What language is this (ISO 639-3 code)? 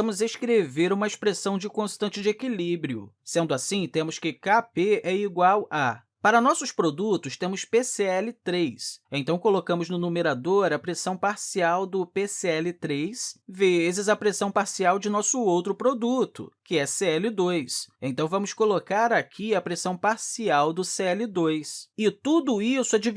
por